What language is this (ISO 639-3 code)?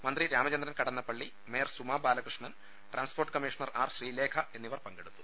mal